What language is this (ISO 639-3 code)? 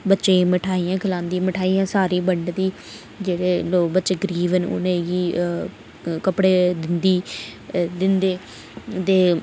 doi